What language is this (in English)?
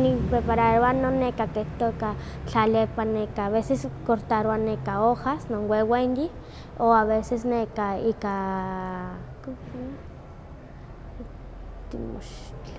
Huaxcaleca Nahuatl